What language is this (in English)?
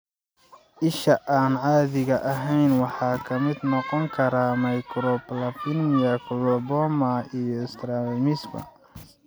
Somali